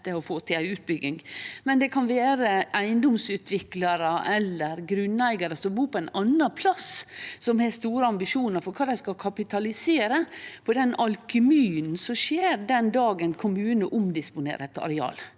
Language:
Norwegian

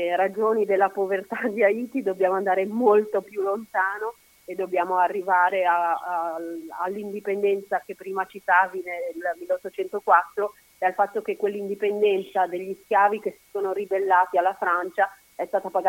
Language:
Italian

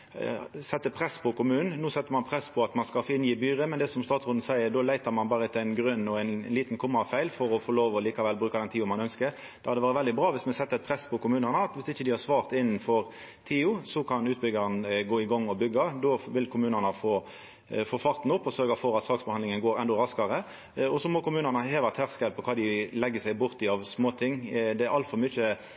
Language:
Norwegian Nynorsk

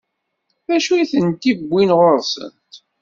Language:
Kabyle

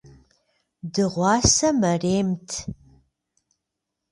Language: Kabardian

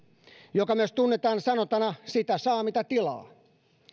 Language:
Finnish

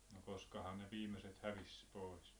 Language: Finnish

